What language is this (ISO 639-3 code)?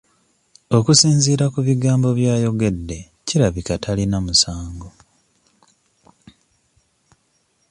lug